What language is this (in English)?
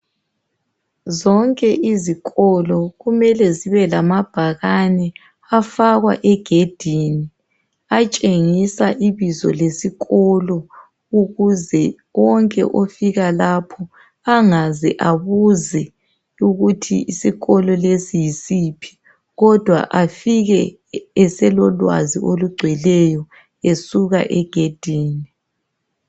North Ndebele